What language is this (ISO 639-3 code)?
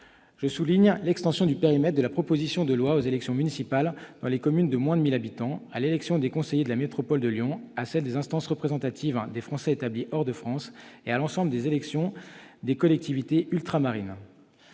fra